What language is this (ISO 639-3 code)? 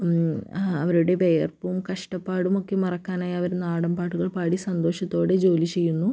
mal